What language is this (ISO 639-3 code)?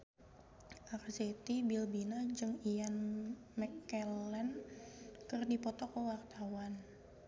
sun